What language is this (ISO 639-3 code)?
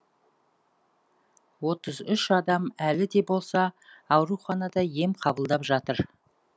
kaz